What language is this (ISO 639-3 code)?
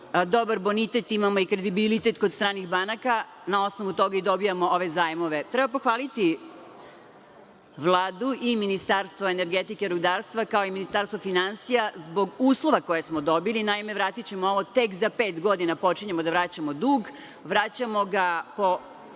srp